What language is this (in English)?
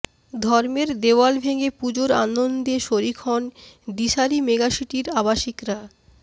Bangla